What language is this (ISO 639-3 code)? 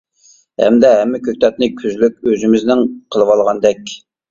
uig